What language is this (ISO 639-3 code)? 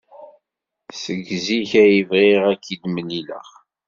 kab